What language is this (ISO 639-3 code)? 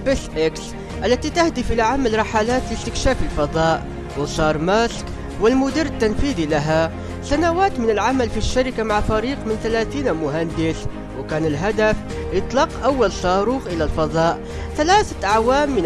ara